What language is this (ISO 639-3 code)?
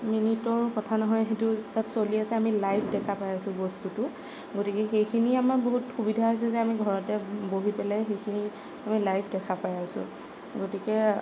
asm